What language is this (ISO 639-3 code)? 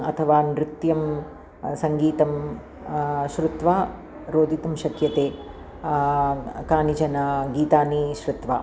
san